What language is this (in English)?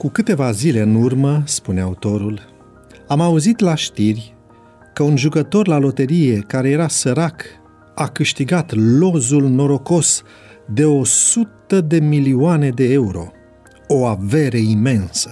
Romanian